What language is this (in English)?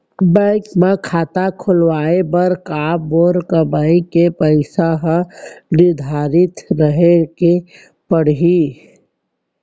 Chhattisgarhi